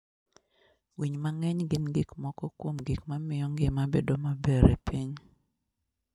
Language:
Luo (Kenya and Tanzania)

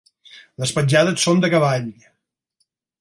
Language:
Catalan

